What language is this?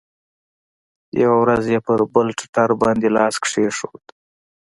Pashto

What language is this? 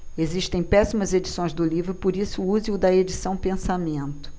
Portuguese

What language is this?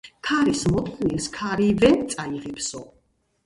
Georgian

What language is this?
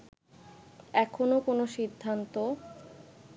Bangla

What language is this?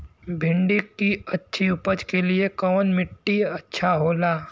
Bhojpuri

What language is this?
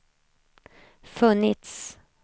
Swedish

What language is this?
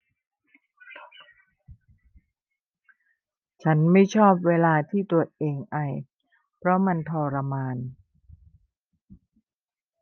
Thai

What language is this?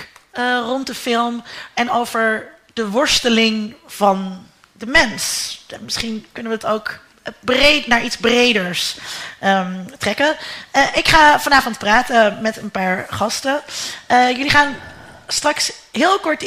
Dutch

